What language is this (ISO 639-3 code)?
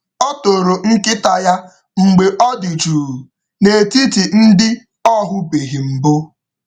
ibo